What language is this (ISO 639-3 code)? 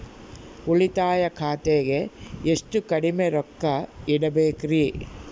kan